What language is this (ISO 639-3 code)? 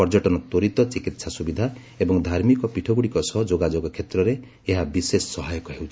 ori